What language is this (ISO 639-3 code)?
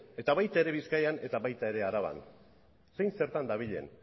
eus